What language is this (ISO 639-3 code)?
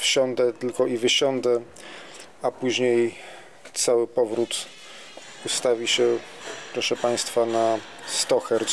pol